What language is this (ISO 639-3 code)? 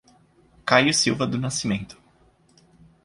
por